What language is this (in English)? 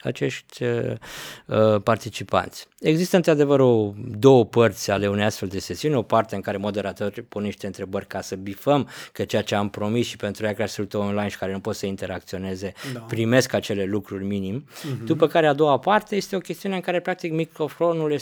Romanian